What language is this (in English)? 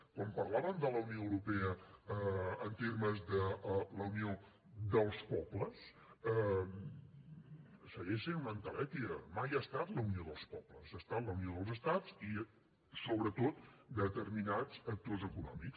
Catalan